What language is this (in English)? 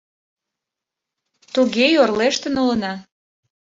Mari